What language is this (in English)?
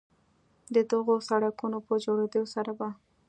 Pashto